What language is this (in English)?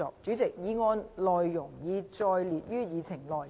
Cantonese